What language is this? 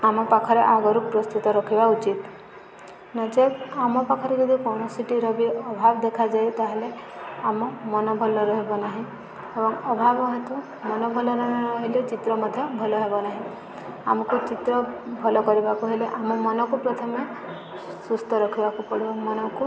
Odia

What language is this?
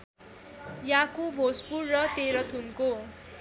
Nepali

